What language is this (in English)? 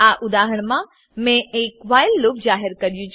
Gujarati